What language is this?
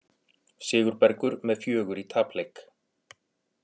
Icelandic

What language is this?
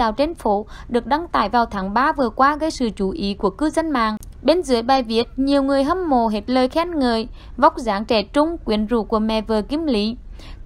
Vietnamese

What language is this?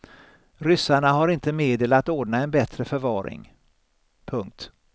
Swedish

